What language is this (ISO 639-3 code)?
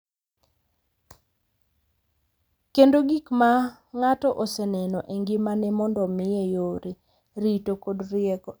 luo